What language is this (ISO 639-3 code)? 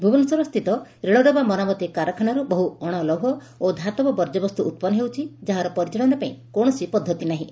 ori